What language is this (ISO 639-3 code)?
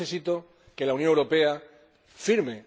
spa